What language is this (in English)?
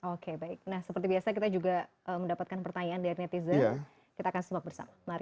Indonesian